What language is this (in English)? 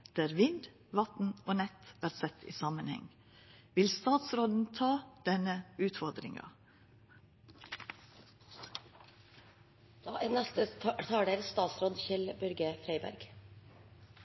Norwegian Nynorsk